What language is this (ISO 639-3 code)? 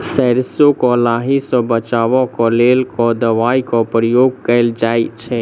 mai